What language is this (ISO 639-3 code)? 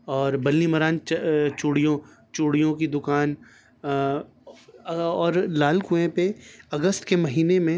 urd